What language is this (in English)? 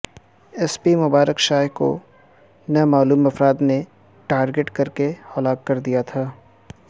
Urdu